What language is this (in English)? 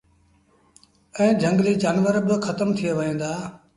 Sindhi Bhil